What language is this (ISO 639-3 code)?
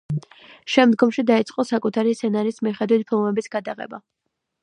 kat